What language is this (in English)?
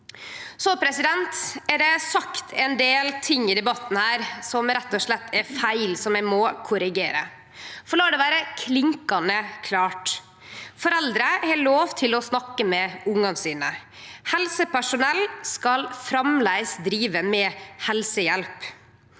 Norwegian